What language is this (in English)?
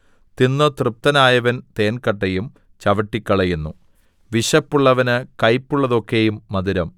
Malayalam